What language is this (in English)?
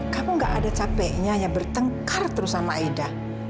Indonesian